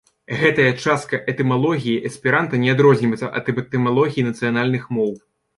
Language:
Belarusian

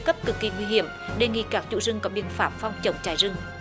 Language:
Vietnamese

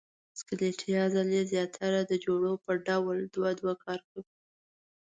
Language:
Pashto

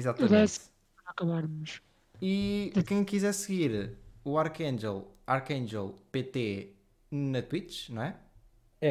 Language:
Portuguese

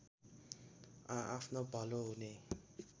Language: Nepali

